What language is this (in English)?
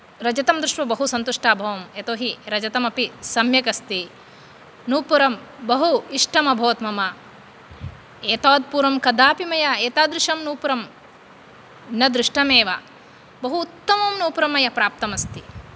Sanskrit